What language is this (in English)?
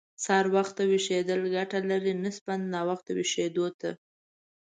Pashto